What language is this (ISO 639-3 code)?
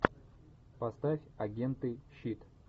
rus